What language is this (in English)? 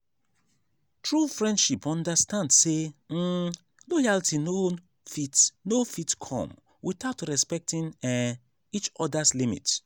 Nigerian Pidgin